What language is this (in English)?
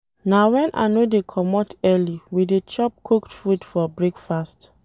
Nigerian Pidgin